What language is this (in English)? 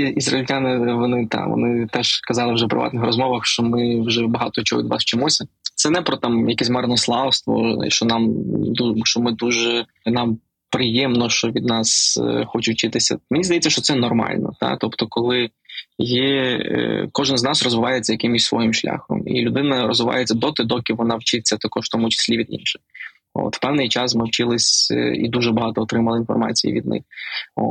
Ukrainian